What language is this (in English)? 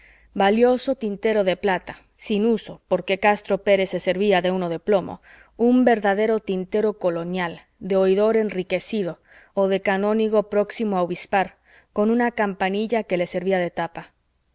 Spanish